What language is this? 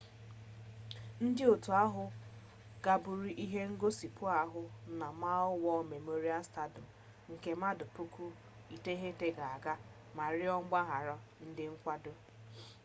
Igbo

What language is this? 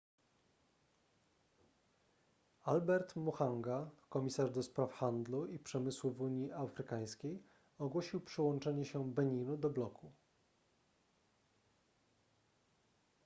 Polish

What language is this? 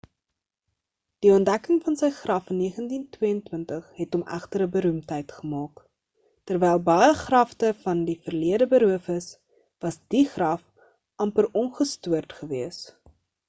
Afrikaans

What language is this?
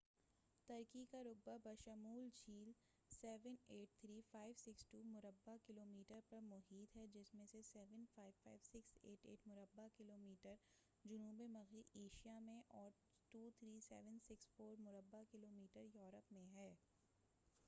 Urdu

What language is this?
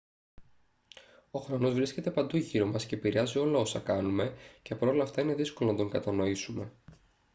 Greek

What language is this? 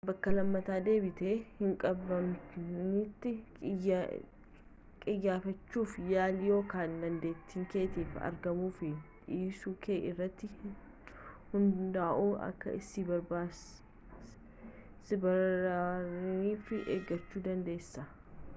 Oromo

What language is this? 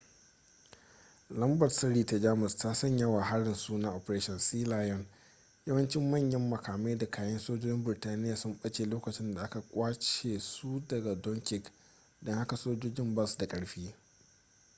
Hausa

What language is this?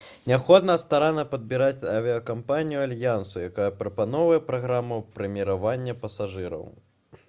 Belarusian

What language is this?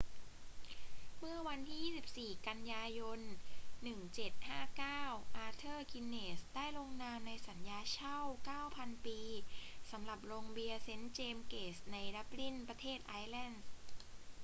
Thai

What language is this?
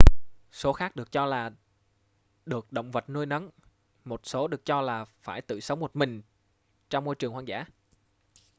Vietnamese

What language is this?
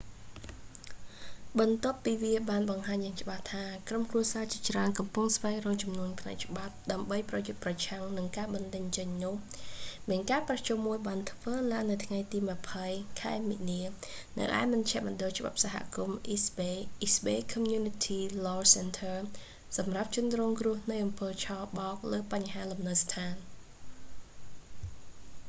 Khmer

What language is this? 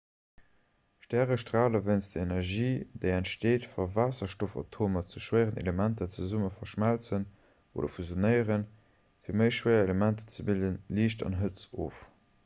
Luxembourgish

